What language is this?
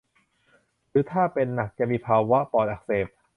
Thai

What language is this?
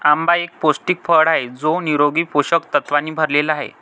Marathi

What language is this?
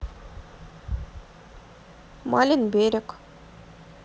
Russian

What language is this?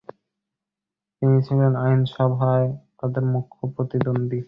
Bangla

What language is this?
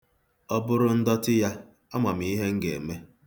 Igbo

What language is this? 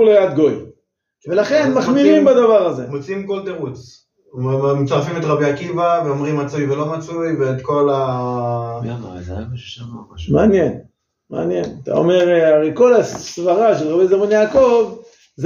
Hebrew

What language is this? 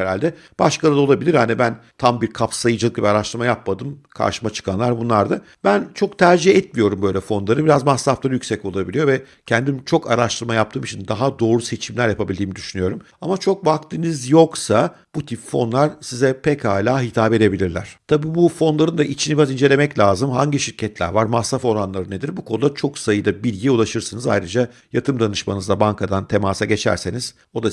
Turkish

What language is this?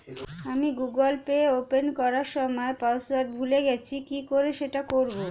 Bangla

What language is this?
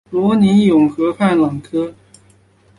Chinese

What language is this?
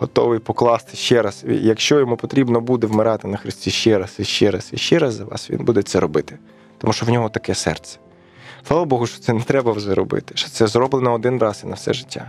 Ukrainian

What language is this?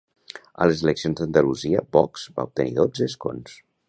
Catalan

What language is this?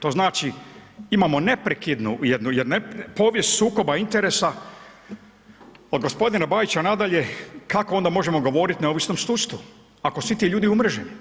Croatian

